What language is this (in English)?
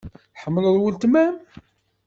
Kabyle